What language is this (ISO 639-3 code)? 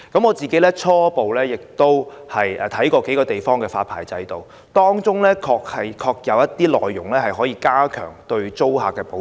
yue